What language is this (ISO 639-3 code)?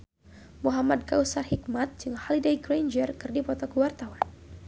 sun